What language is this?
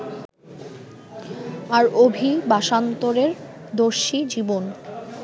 Bangla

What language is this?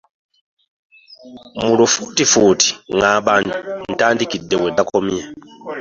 Ganda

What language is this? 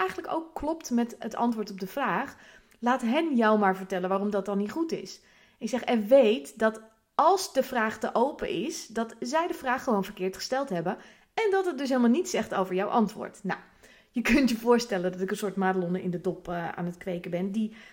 Dutch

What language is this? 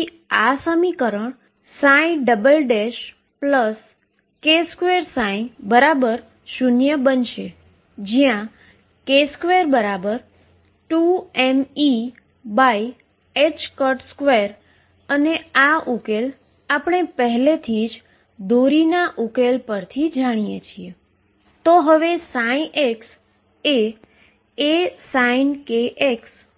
Gujarati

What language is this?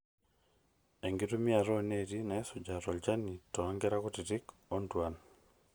Masai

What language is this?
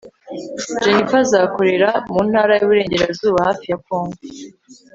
Kinyarwanda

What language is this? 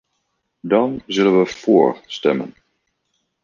Dutch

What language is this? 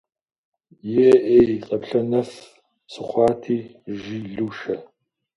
Kabardian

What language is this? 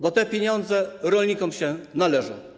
Polish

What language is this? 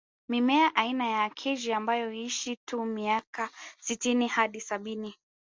Swahili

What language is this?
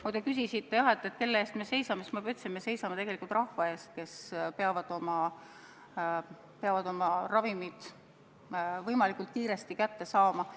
Estonian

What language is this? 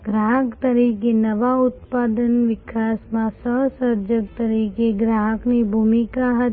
Gujarati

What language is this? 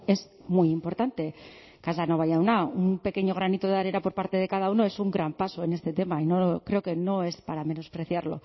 Spanish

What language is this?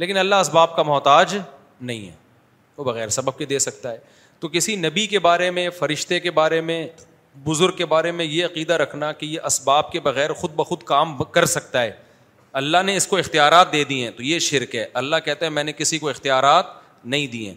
Urdu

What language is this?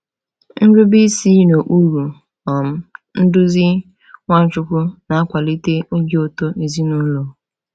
Igbo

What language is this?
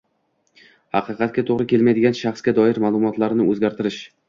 Uzbek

